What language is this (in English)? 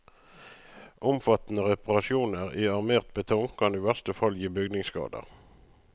Norwegian